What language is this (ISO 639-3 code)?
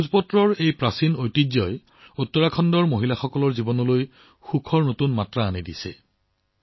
asm